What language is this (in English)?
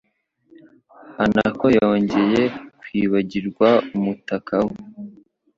Kinyarwanda